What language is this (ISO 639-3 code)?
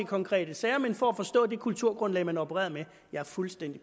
dan